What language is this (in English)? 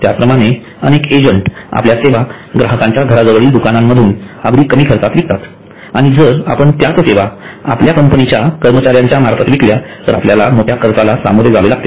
Marathi